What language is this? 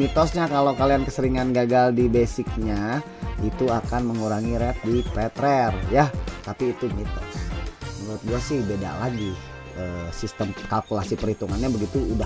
Indonesian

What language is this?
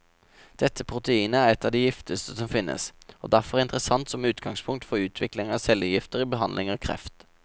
Norwegian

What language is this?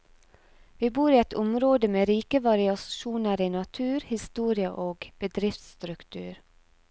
Norwegian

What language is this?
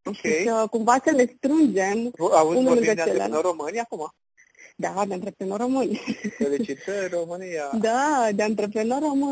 Romanian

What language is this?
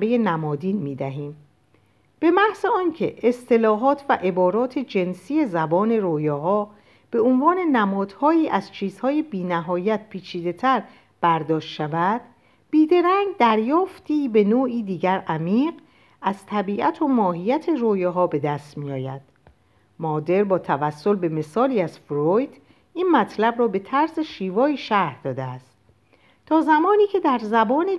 Persian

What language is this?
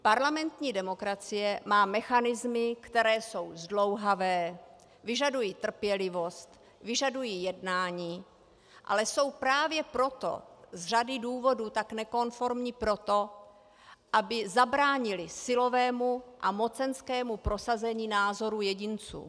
Czech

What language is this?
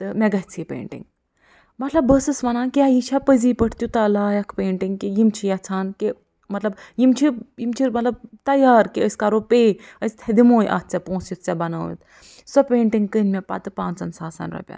Kashmiri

